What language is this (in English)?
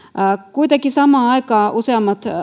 Finnish